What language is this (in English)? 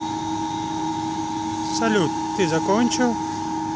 Russian